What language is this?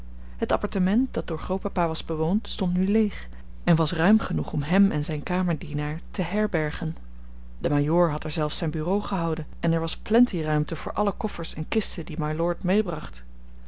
Dutch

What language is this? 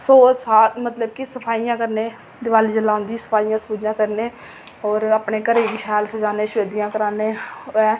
Dogri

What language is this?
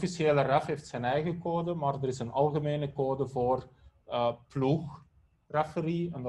Dutch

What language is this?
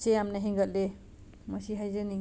Manipuri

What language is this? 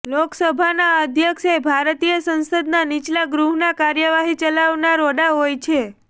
Gujarati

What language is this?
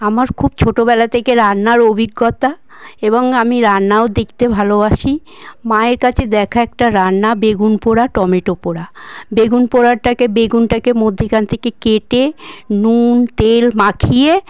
Bangla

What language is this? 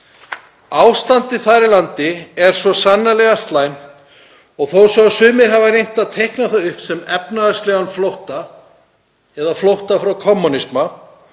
Icelandic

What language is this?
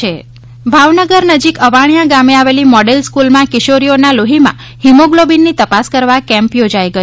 Gujarati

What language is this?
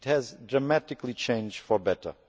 English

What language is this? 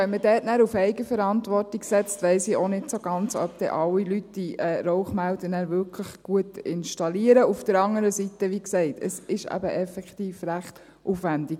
Swiss German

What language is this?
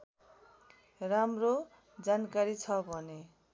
Nepali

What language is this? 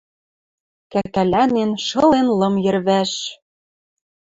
Western Mari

